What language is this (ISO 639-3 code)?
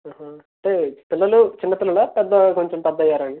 tel